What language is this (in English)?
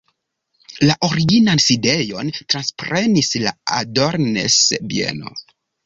Esperanto